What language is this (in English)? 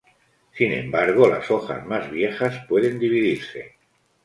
Spanish